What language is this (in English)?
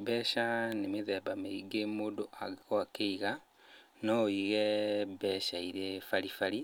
Kikuyu